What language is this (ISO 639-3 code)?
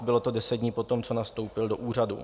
ces